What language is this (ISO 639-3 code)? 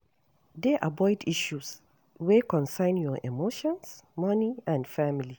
pcm